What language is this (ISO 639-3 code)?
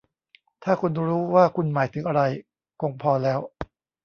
tha